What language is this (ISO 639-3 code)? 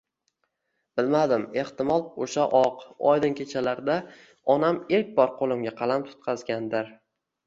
uzb